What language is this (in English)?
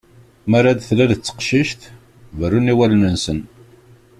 Kabyle